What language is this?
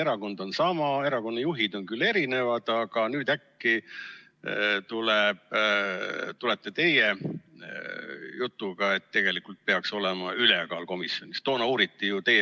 Estonian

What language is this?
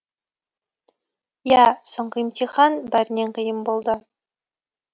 Kazakh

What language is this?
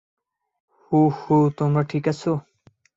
Bangla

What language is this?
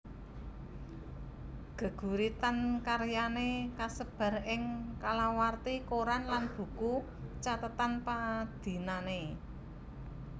Javanese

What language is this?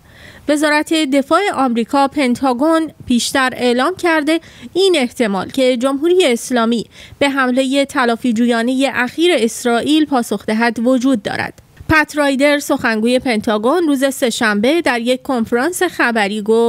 Persian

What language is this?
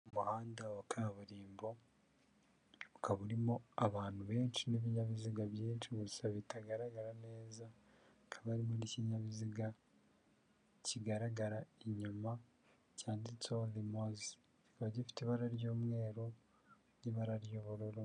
Kinyarwanda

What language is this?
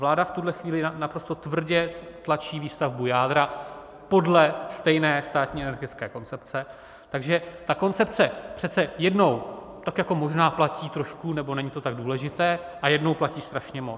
Czech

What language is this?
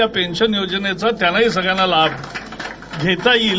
Marathi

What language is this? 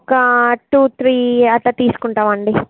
Telugu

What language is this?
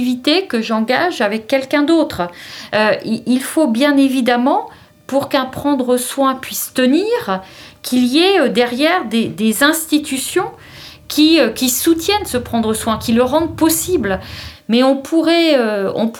French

